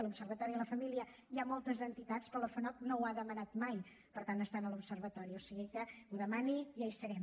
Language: Catalan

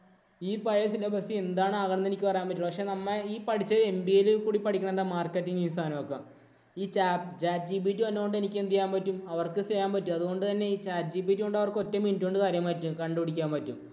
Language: Malayalam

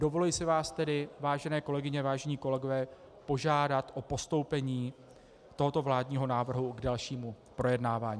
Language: Czech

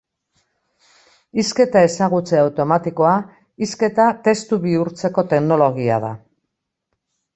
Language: Basque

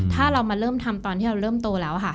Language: Thai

